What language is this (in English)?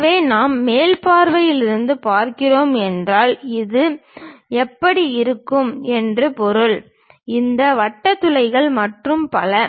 Tamil